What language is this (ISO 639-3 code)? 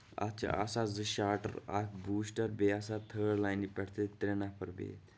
kas